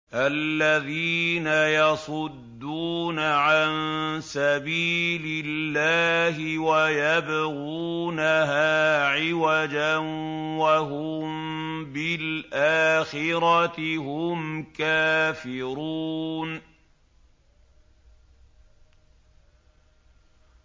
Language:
Arabic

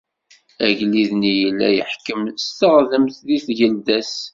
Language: Kabyle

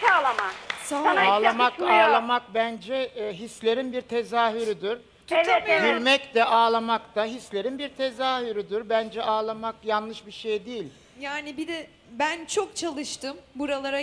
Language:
Turkish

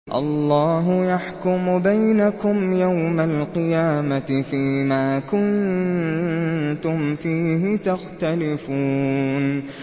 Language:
Arabic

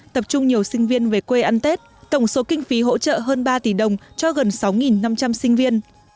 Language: Vietnamese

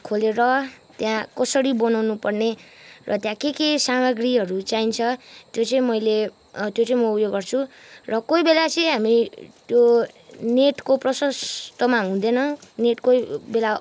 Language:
Nepali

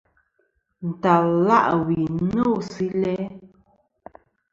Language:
Kom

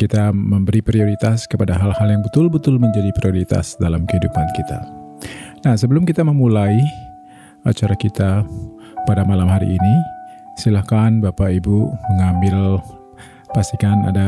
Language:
Indonesian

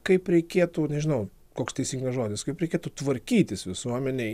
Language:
Lithuanian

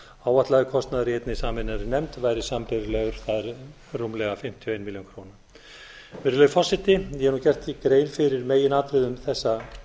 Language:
Icelandic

